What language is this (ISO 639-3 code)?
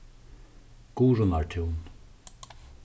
fao